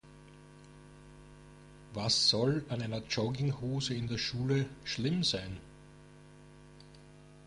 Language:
German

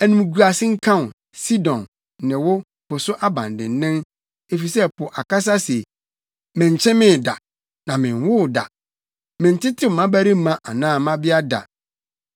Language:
Akan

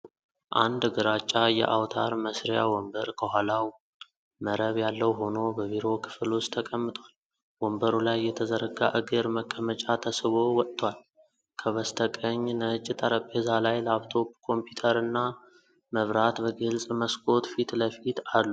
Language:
Amharic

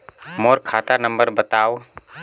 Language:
Chhattisgarhi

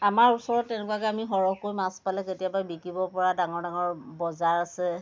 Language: Assamese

